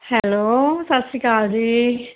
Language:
Punjabi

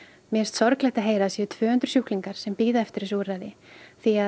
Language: Icelandic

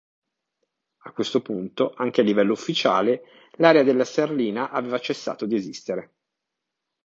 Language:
Italian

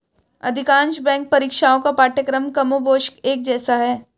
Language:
Hindi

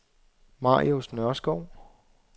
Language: Danish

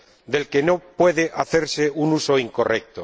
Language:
Spanish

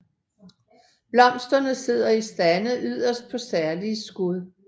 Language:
Danish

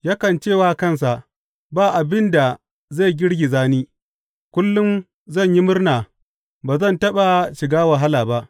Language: Hausa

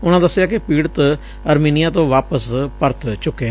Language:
Punjabi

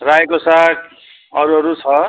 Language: Nepali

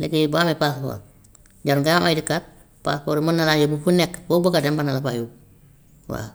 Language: Gambian Wolof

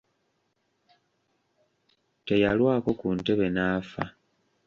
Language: Ganda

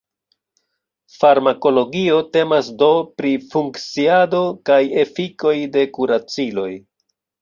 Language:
Esperanto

